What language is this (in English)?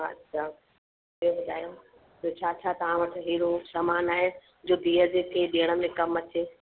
Sindhi